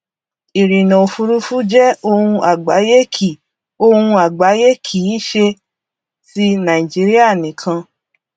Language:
Yoruba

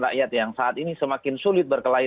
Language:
Indonesian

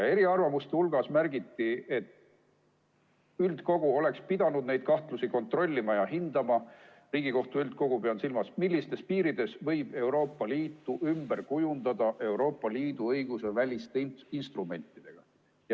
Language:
Estonian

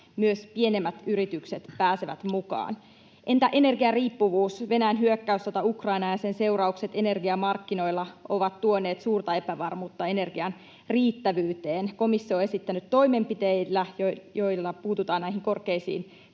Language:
Finnish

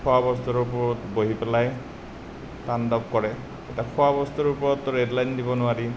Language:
Assamese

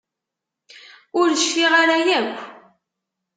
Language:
Kabyle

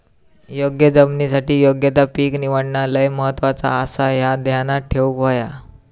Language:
Marathi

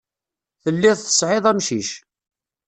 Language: Kabyle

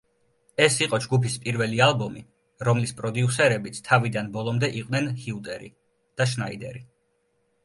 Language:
Georgian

